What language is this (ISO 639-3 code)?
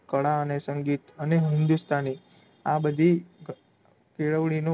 guj